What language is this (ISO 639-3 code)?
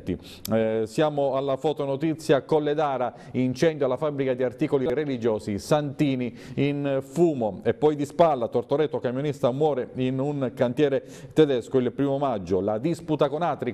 ita